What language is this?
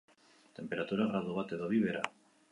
Basque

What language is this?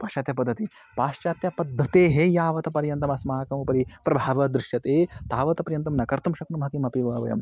Sanskrit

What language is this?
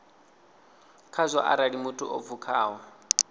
Venda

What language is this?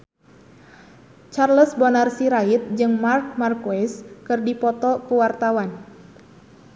Sundanese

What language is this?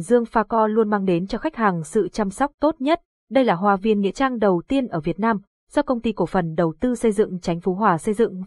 Vietnamese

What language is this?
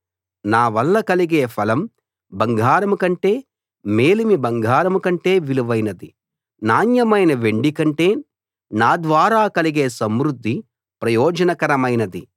Telugu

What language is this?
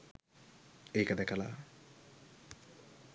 Sinhala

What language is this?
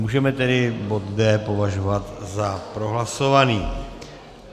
Czech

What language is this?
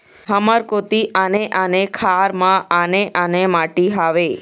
Chhattisgarhi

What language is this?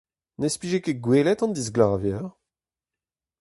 Breton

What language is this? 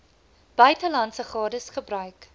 Afrikaans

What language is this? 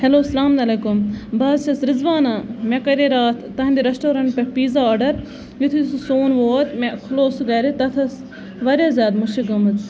Kashmiri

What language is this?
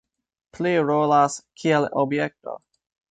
Esperanto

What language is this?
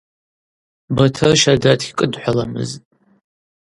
Abaza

